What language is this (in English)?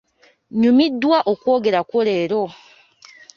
Ganda